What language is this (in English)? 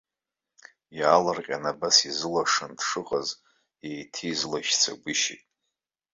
Abkhazian